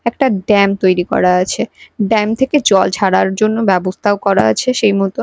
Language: Bangla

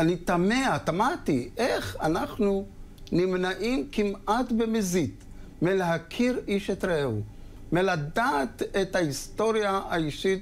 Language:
Hebrew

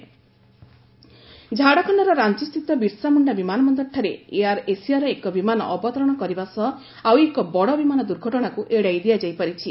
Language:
Odia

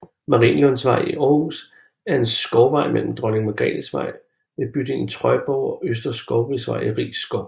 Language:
Danish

